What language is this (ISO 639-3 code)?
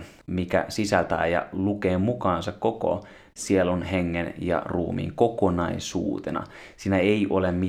fin